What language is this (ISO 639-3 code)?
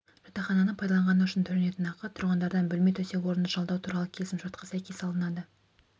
kaz